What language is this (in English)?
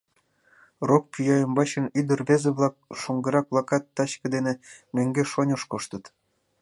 Mari